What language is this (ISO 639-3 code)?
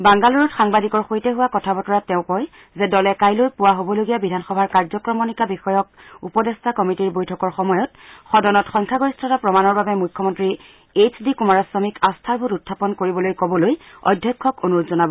asm